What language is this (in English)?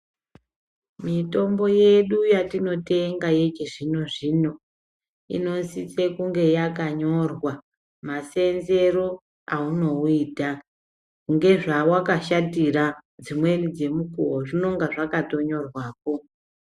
Ndau